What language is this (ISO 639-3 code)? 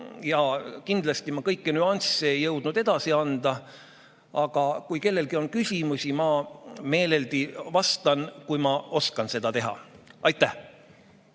est